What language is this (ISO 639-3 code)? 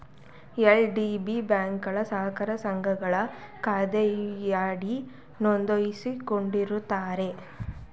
kan